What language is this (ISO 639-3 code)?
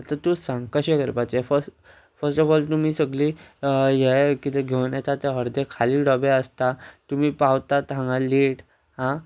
kok